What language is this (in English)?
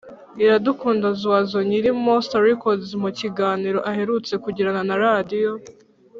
Kinyarwanda